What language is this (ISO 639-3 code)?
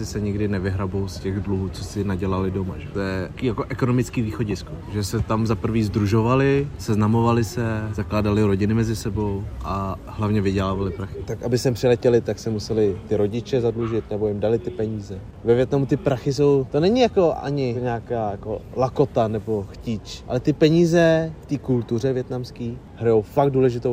ces